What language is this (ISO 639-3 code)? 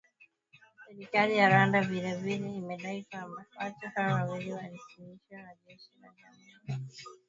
swa